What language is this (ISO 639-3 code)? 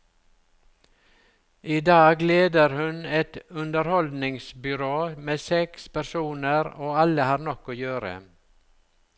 nor